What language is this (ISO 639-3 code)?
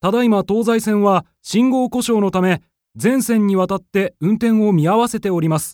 jpn